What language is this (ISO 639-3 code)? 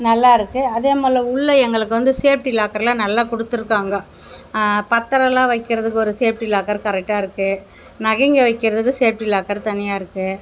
tam